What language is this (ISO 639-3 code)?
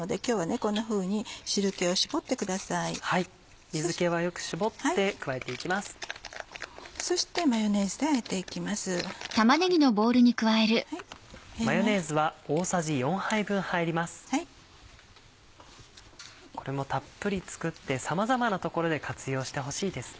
jpn